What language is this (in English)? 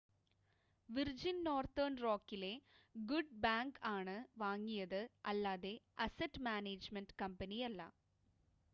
Malayalam